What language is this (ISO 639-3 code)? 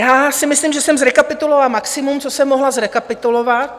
ces